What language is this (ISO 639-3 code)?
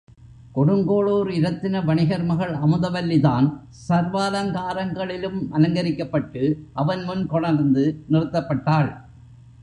tam